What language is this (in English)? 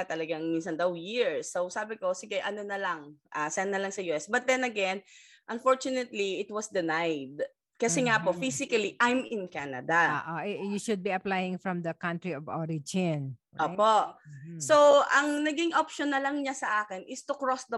Filipino